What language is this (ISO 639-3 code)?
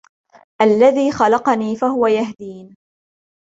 ara